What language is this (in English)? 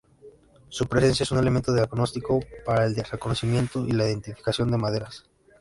Spanish